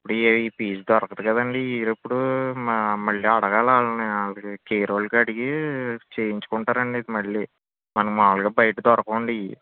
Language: Telugu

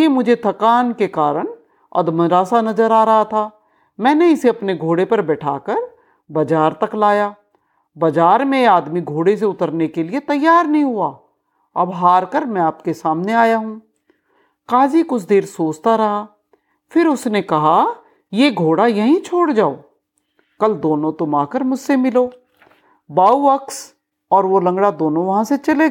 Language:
Hindi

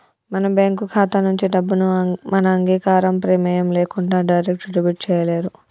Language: Telugu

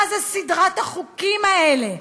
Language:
Hebrew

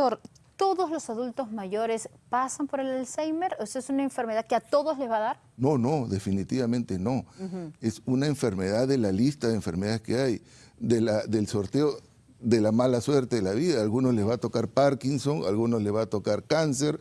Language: Spanish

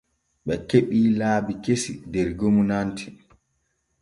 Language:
Borgu Fulfulde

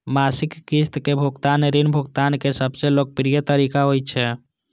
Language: Maithili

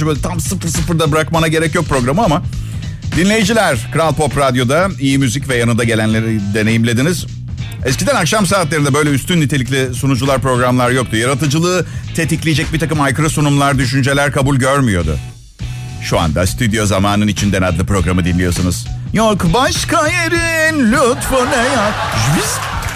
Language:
Turkish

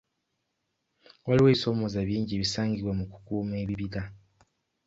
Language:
Ganda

